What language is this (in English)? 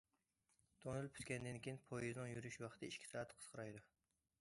Uyghur